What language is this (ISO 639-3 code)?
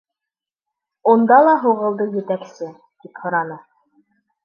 bak